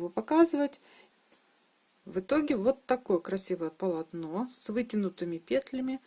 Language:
Russian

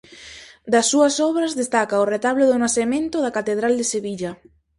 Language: Galician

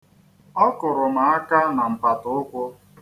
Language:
Igbo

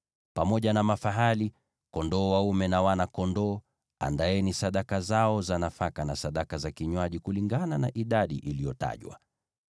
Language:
Swahili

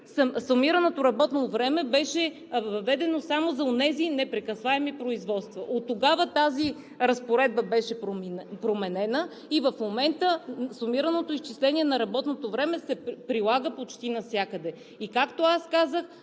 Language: Bulgarian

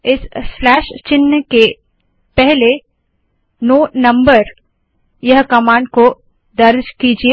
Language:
Hindi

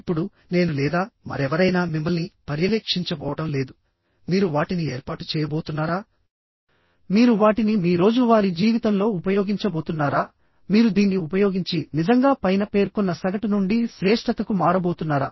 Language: Telugu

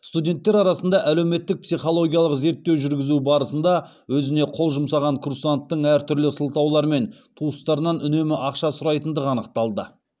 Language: Kazakh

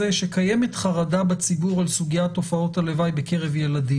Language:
Hebrew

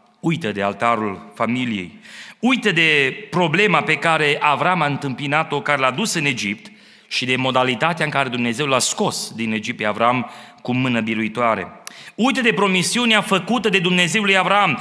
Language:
Romanian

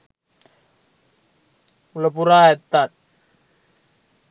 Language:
Sinhala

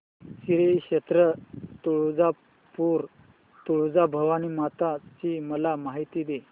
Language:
Marathi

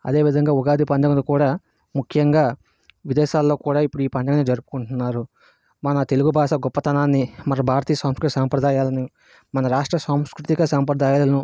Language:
Telugu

